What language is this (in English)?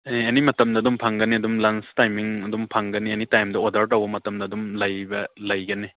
Manipuri